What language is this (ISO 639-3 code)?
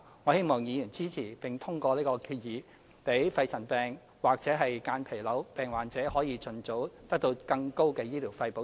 yue